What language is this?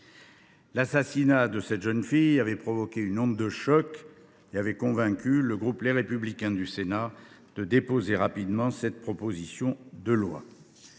French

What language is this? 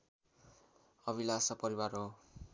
Nepali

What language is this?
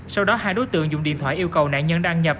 Vietnamese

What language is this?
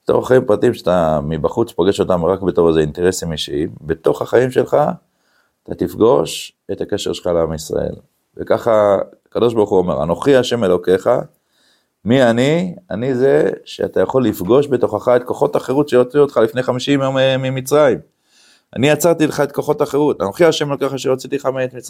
Hebrew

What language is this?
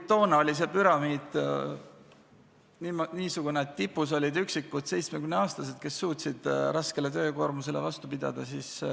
Estonian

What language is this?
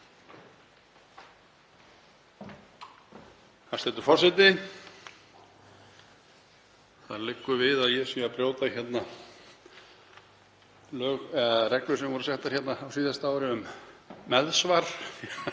Icelandic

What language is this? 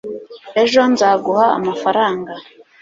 Kinyarwanda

